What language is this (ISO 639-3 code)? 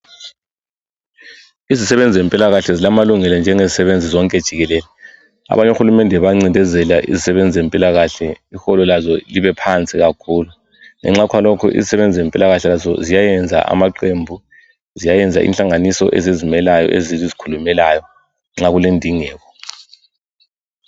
nde